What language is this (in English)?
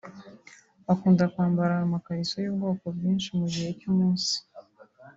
Kinyarwanda